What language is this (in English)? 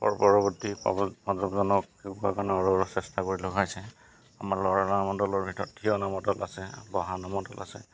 Assamese